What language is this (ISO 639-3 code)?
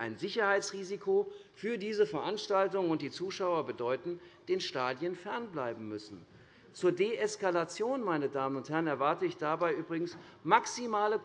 deu